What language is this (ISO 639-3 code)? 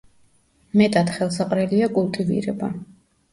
kat